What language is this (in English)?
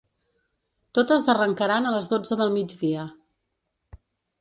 Catalan